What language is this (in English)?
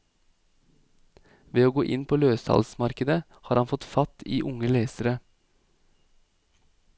Norwegian